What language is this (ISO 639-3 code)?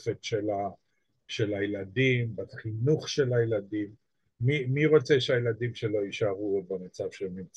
heb